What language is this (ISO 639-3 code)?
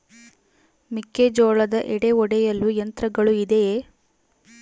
kan